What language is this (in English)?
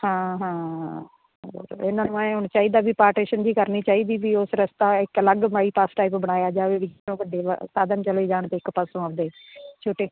Punjabi